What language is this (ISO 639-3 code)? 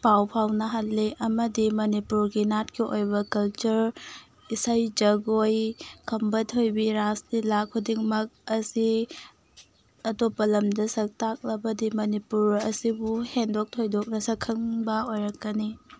mni